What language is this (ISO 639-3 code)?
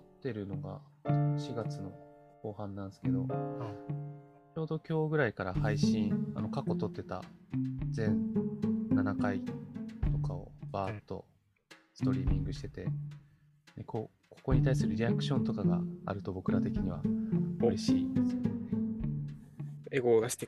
jpn